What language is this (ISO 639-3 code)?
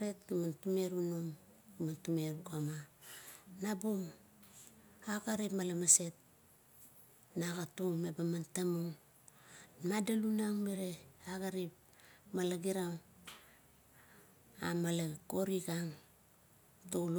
kto